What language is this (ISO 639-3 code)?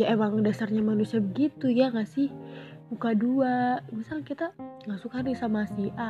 ind